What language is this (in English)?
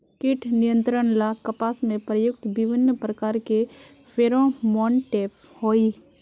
Magahi